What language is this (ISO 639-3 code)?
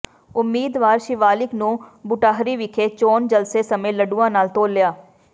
pan